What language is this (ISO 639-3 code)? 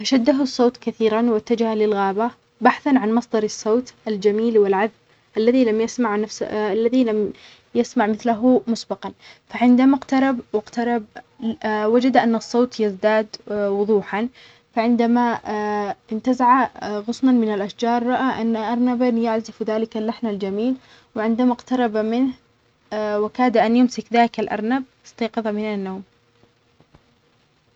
acx